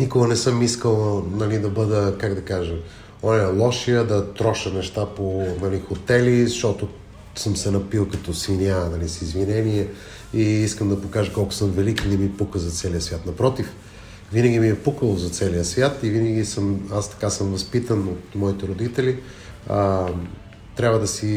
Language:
Bulgarian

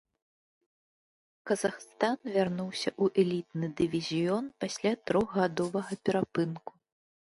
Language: Belarusian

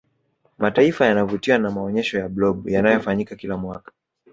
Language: Swahili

